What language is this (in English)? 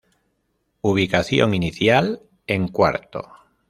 Spanish